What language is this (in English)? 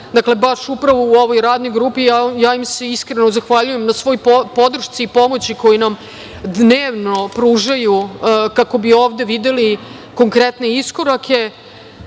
Serbian